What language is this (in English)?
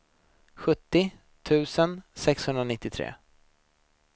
Swedish